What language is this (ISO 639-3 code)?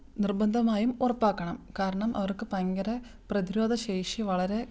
mal